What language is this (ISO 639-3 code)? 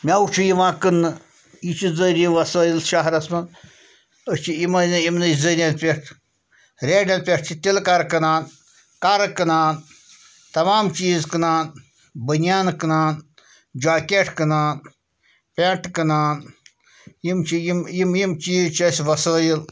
kas